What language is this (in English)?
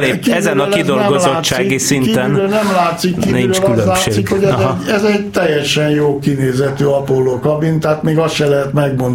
Hungarian